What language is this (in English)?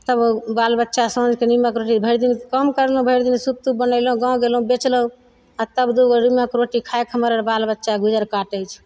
Maithili